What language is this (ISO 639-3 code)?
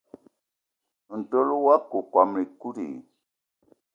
eto